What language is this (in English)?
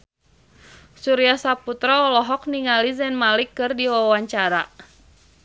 Sundanese